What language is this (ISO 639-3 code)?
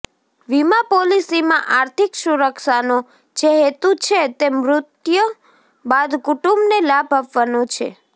guj